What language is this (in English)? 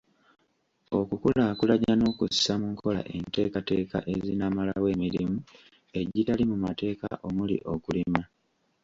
Ganda